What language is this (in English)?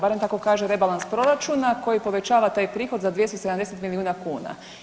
Croatian